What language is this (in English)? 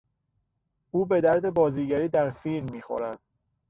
Persian